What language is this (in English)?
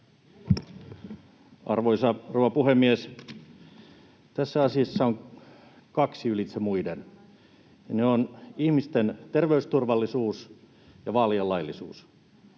Finnish